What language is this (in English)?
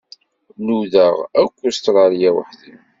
Kabyle